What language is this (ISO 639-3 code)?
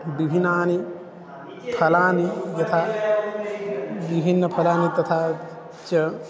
san